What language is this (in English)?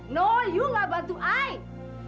Indonesian